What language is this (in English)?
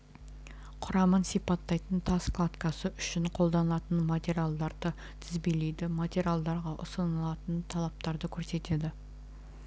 Kazakh